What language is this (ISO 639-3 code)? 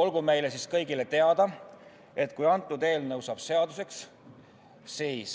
est